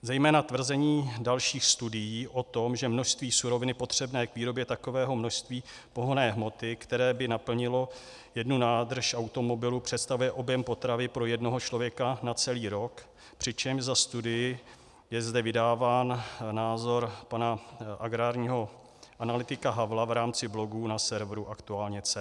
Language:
Czech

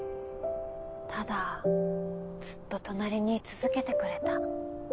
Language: Japanese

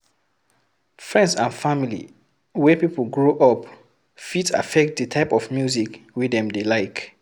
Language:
Nigerian Pidgin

